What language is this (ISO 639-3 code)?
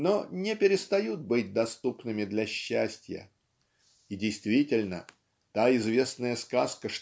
rus